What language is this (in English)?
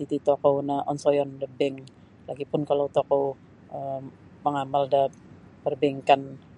Sabah Bisaya